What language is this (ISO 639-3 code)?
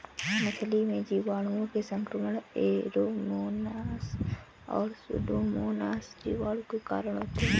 hin